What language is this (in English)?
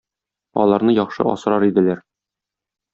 Tatar